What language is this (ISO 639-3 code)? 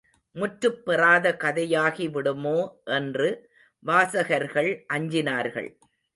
tam